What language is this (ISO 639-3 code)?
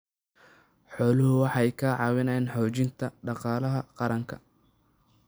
som